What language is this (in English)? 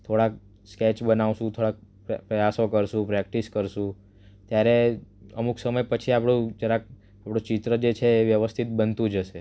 Gujarati